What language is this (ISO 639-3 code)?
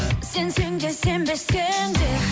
kaz